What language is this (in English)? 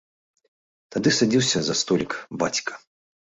Belarusian